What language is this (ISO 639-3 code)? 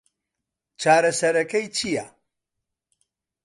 ckb